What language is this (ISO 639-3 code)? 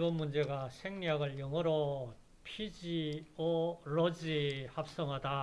kor